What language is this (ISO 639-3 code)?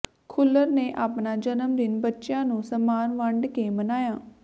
pan